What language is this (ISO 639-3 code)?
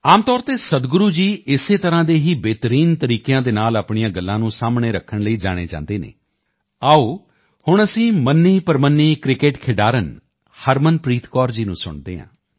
pan